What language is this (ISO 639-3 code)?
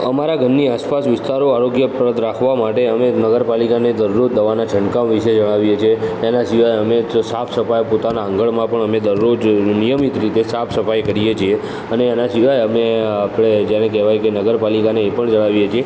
guj